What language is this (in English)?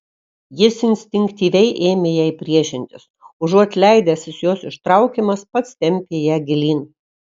Lithuanian